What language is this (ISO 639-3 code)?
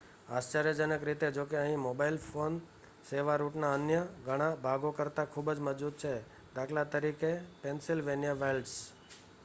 guj